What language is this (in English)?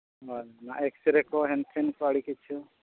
Santali